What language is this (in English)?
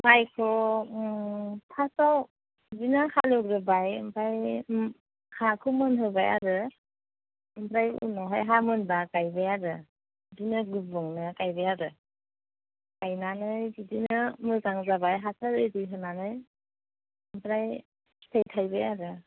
Bodo